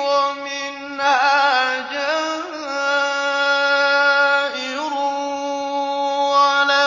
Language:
Arabic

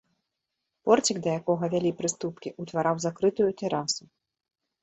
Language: Belarusian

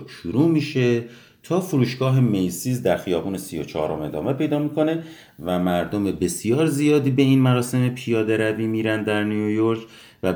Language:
Persian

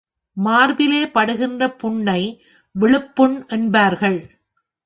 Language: Tamil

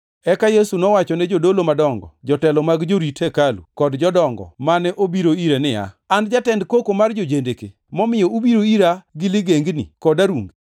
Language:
Luo (Kenya and Tanzania)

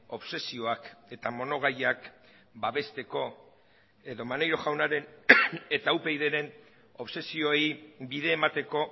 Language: Basque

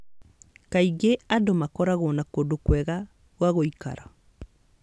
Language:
Kikuyu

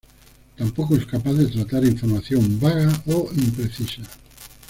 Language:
Spanish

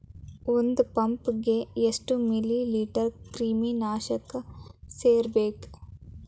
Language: Kannada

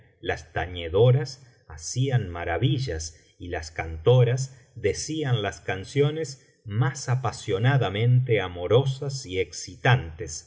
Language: Spanish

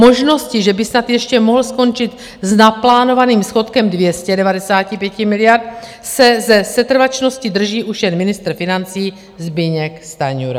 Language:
Czech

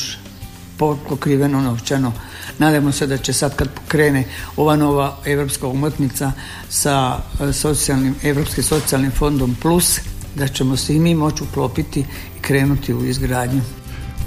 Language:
Croatian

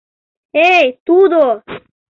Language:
Mari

